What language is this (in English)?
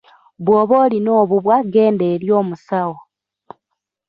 Ganda